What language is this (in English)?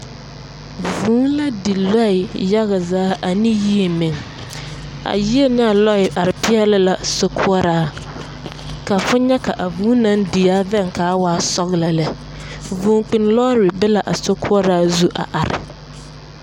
Southern Dagaare